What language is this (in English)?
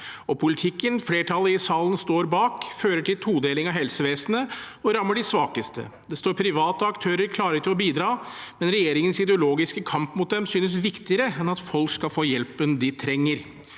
Norwegian